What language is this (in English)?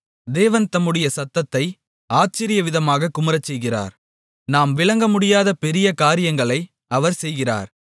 Tamil